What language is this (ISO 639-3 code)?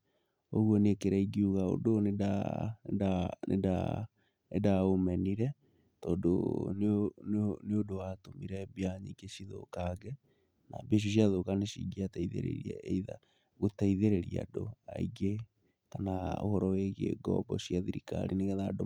kik